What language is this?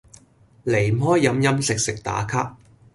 Cantonese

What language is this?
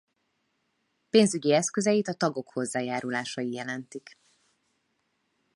Hungarian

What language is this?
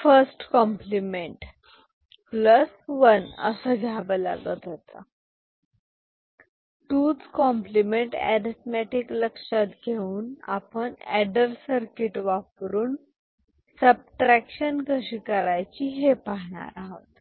Marathi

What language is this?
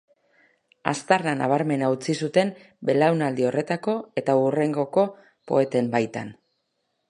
Basque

